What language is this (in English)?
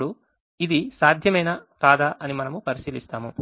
Telugu